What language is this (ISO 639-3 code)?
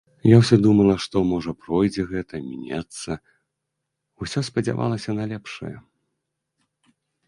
bel